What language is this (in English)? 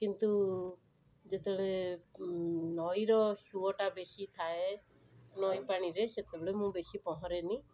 Odia